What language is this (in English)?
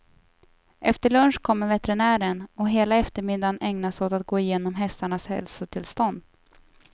Swedish